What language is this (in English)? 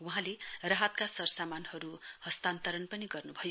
Nepali